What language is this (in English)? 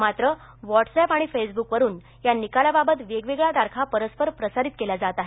Marathi